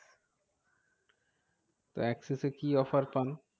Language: Bangla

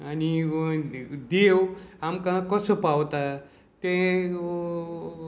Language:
Konkani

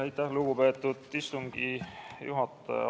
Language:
Estonian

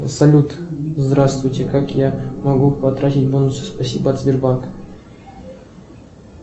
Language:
Russian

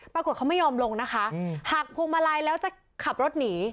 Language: Thai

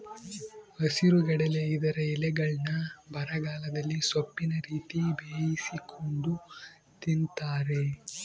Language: Kannada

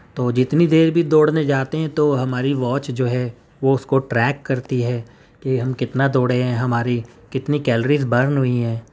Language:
Urdu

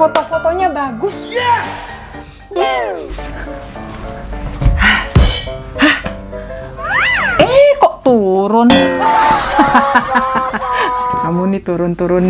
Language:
Indonesian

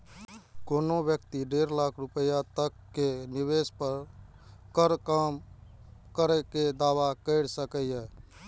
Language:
Maithili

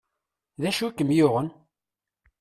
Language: Kabyle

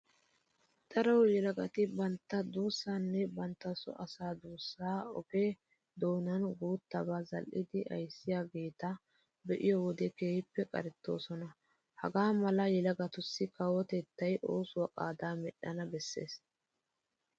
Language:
Wolaytta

